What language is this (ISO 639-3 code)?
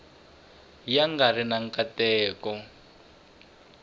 tso